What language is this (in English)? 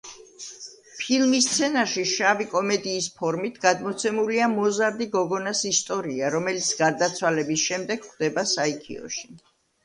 Georgian